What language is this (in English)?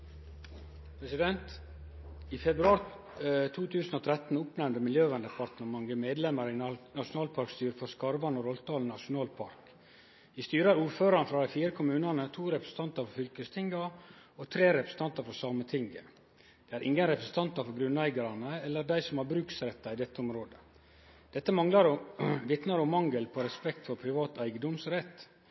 Norwegian Nynorsk